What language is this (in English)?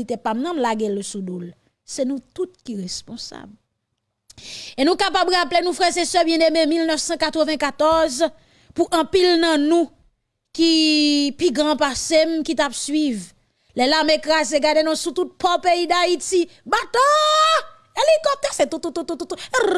French